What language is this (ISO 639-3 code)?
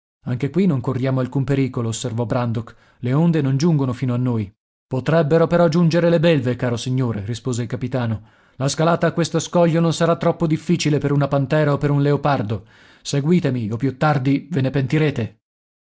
ita